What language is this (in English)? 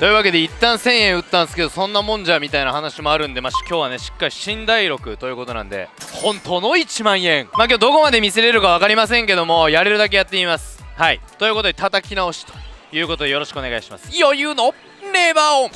Japanese